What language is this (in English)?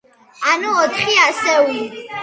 Georgian